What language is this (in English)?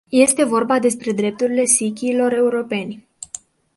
Romanian